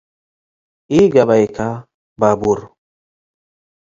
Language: Tigre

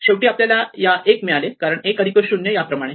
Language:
Marathi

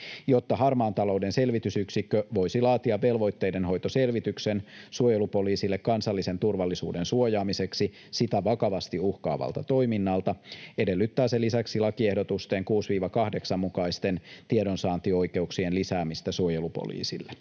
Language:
Finnish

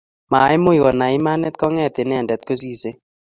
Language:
Kalenjin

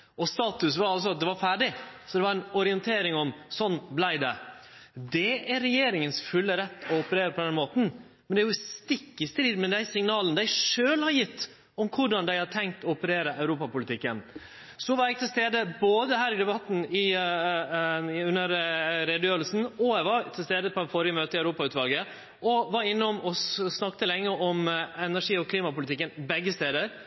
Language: Norwegian Nynorsk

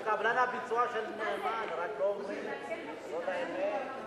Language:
Hebrew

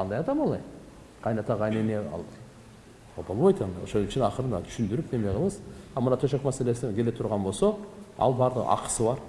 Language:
Turkish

